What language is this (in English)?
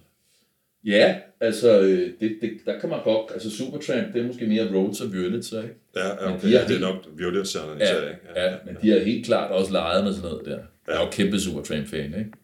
Danish